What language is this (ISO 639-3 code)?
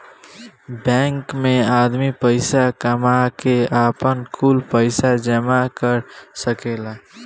bho